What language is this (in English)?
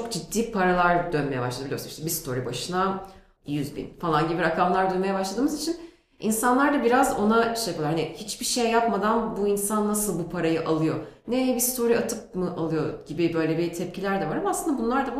Turkish